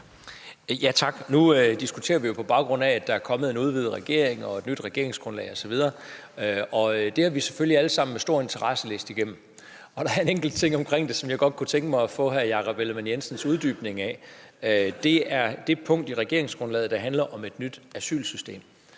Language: Danish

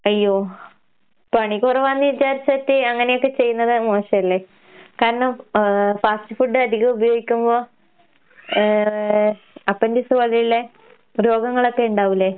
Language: Malayalam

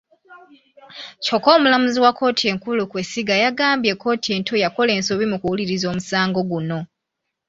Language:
Ganda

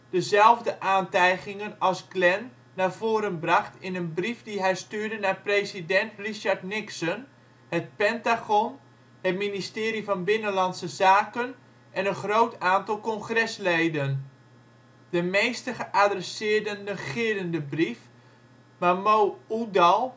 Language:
Dutch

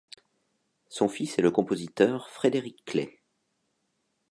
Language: French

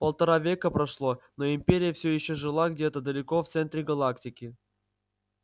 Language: Russian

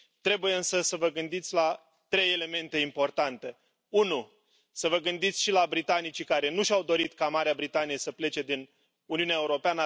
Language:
Romanian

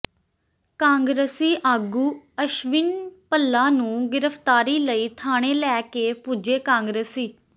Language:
Punjabi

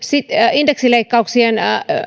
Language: Finnish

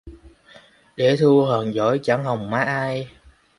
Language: Vietnamese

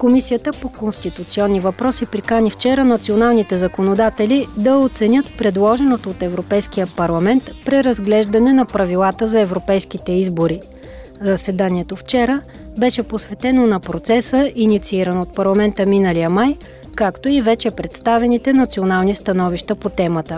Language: Bulgarian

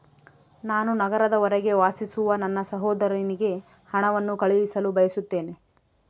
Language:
Kannada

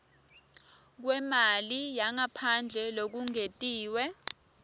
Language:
Swati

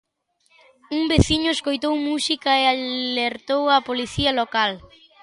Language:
Galician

